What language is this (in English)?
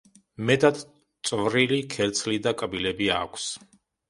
Georgian